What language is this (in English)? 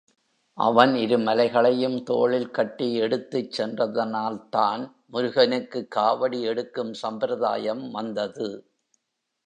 Tamil